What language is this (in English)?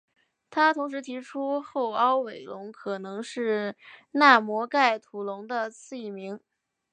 Chinese